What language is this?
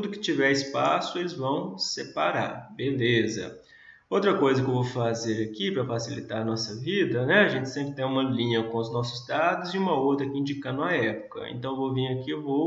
Portuguese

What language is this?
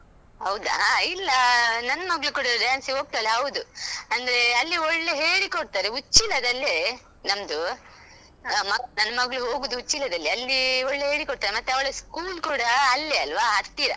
Kannada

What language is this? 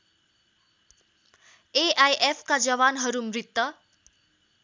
Nepali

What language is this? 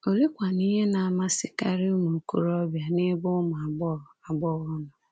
Igbo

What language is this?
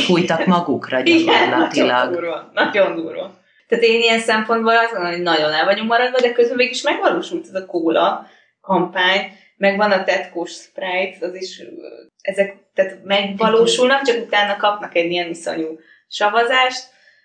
Hungarian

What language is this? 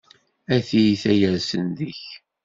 Kabyle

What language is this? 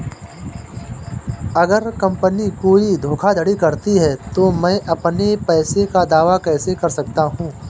Hindi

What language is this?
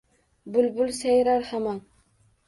Uzbek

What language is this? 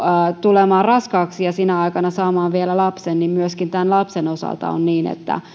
Finnish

